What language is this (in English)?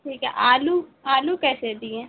Urdu